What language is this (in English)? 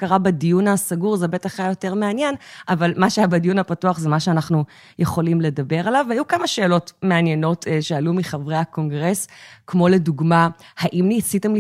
Hebrew